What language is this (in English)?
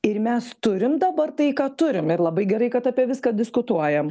Lithuanian